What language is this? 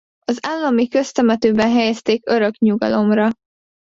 Hungarian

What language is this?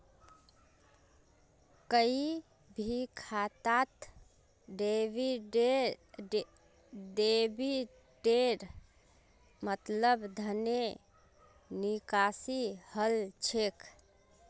Magahi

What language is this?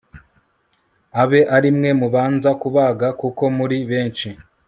Kinyarwanda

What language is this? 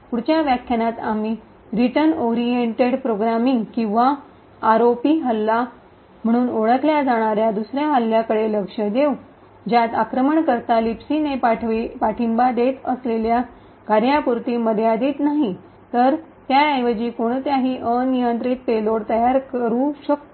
Marathi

